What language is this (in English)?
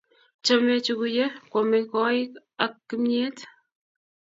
Kalenjin